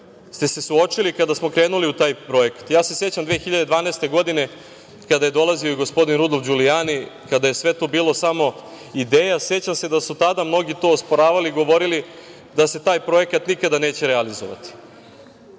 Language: Serbian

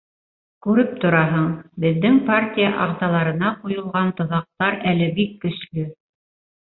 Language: Bashkir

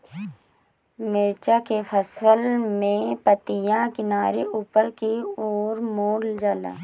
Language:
Bhojpuri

